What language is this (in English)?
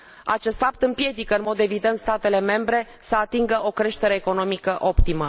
Romanian